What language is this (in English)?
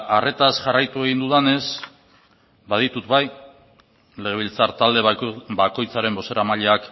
Basque